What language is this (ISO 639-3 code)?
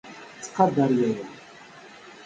kab